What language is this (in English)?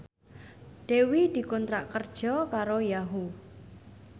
Javanese